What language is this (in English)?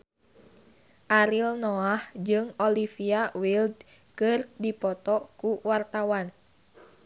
Sundanese